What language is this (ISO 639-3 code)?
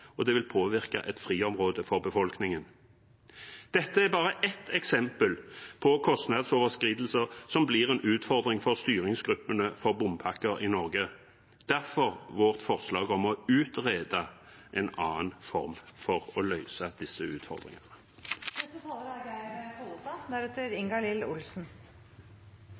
nob